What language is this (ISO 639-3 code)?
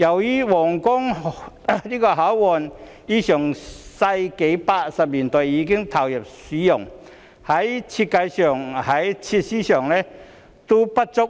yue